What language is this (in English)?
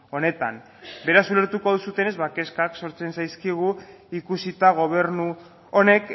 Basque